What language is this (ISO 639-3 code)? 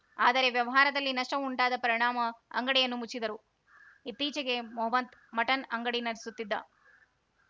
kan